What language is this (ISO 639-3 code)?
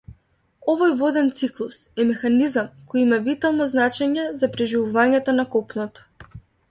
mkd